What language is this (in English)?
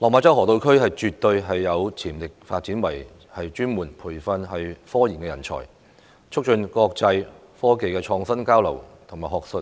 Cantonese